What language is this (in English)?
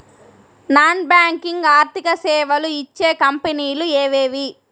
Telugu